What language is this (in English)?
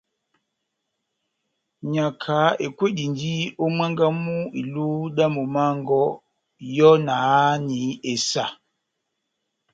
Batanga